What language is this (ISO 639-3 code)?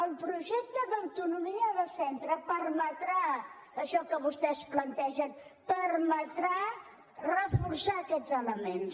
cat